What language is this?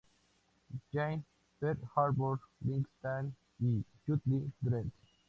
Spanish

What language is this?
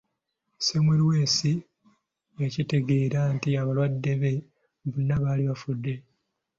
Ganda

